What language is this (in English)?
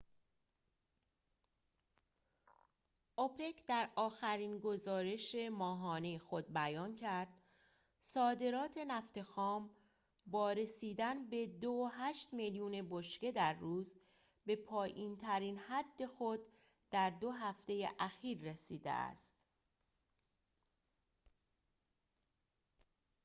Persian